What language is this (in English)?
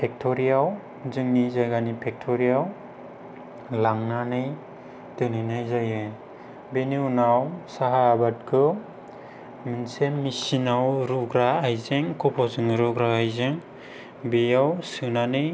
Bodo